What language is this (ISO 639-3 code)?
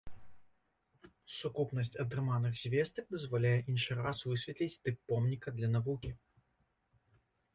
bel